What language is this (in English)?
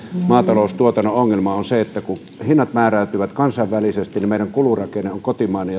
Finnish